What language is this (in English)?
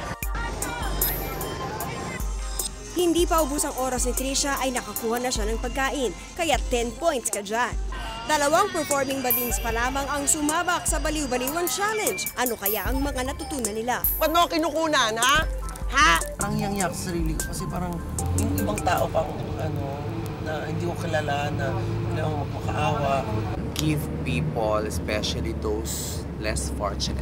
Filipino